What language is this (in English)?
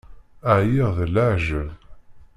Kabyle